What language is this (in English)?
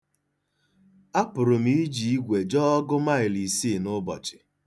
Igbo